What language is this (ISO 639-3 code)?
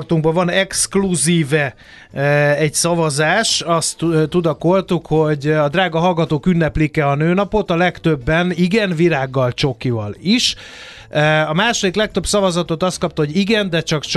hun